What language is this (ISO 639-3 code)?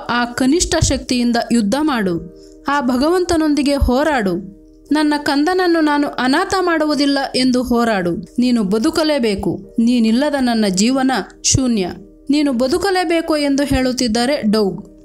kan